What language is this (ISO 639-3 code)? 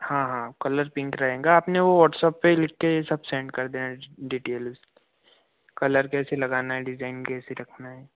hin